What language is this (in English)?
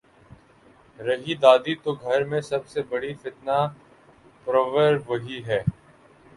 Urdu